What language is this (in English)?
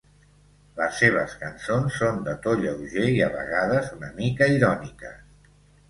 Catalan